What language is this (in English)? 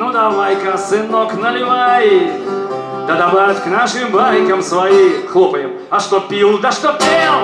Russian